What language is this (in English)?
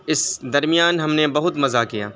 Urdu